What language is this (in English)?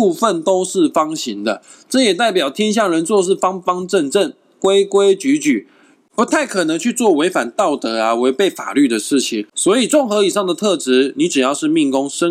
Chinese